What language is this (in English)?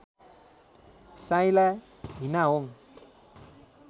Nepali